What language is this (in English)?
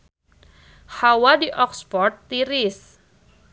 Sundanese